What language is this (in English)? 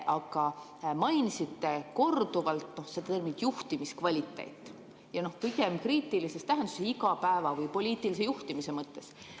Estonian